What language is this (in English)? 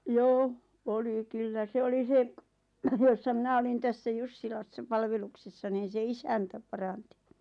Finnish